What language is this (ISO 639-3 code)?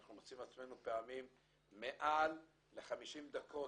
heb